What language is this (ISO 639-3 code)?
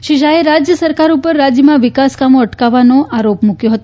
guj